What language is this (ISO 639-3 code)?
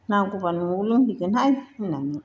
brx